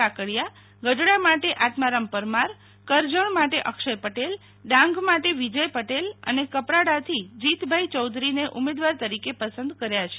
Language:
Gujarati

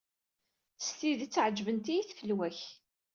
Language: Kabyle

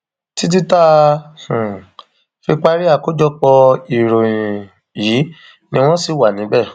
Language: Yoruba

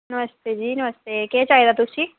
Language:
Dogri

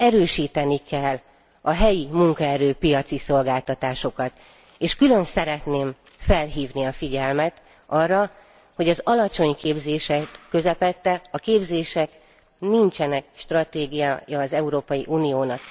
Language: Hungarian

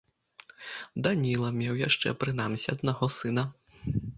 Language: Belarusian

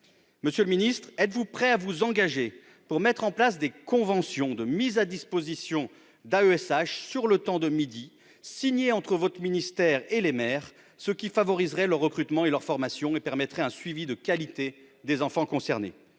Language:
French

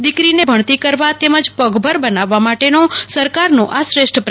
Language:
Gujarati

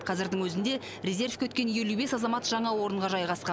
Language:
Kazakh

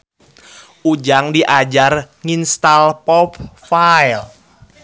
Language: Sundanese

